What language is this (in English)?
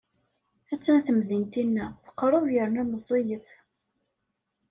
Kabyle